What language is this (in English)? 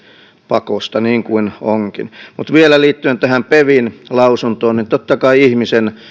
Finnish